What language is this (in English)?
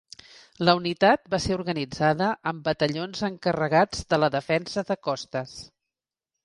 Catalan